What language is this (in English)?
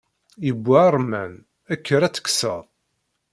Kabyle